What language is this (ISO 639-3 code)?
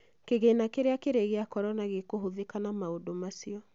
kik